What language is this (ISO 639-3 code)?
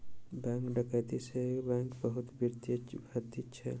mai